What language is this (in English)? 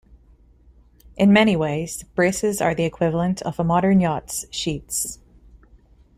English